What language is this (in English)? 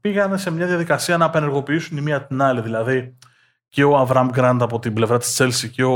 Greek